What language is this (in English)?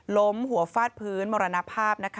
Thai